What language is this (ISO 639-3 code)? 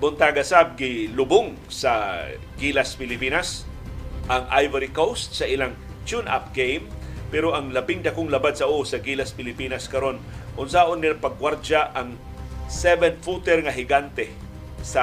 fil